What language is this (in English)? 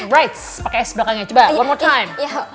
Indonesian